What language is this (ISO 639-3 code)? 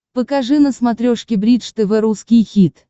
rus